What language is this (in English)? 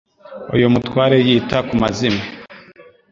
Kinyarwanda